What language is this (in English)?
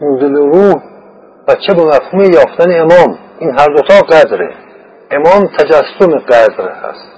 Persian